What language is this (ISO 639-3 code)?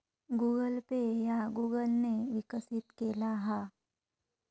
mar